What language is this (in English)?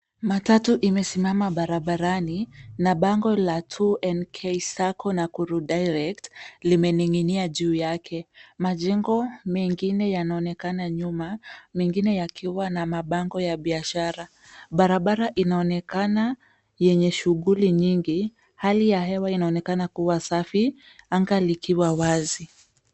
Swahili